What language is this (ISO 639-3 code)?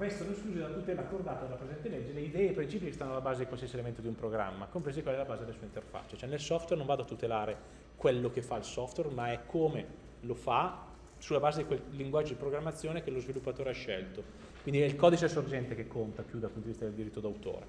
ita